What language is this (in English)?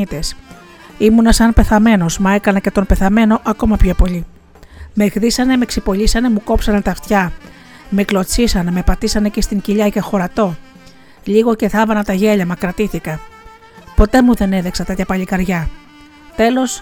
Greek